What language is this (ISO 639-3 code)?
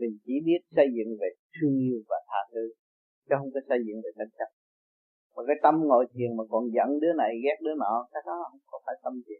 vie